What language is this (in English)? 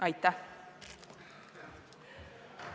Estonian